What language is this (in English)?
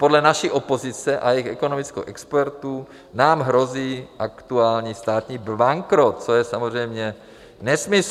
Czech